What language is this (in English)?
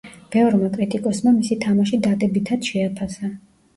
Georgian